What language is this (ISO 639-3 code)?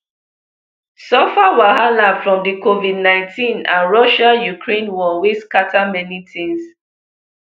pcm